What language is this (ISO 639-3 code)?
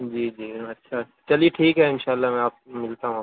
urd